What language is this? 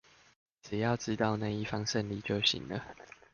Chinese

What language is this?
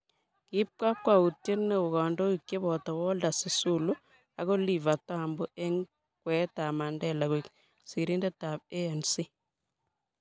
Kalenjin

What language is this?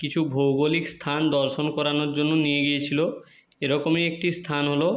Bangla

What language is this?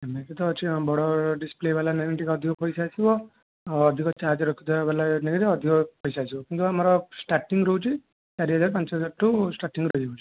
Odia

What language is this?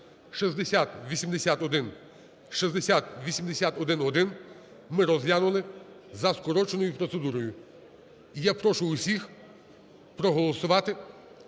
Ukrainian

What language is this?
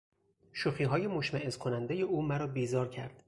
Persian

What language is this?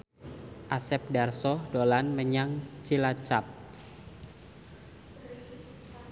Javanese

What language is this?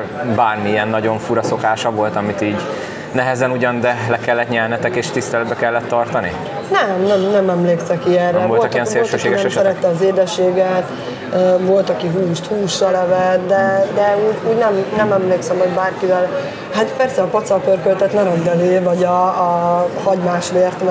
Hungarian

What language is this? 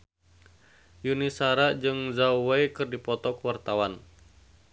Sundanese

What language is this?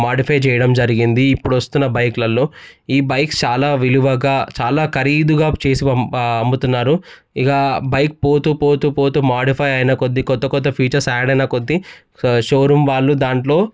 Telugu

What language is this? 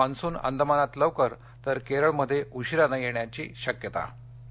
Marathi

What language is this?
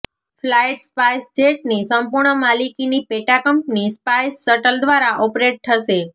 Gujarati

